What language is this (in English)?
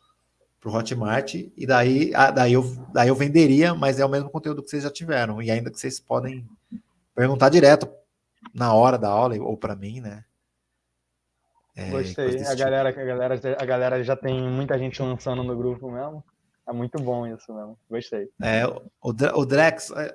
Portuguese